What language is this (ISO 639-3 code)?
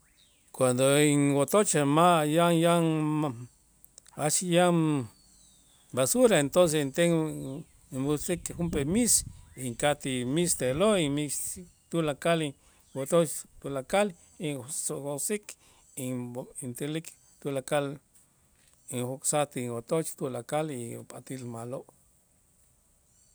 itz